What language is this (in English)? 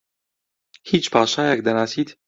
Central Kurdish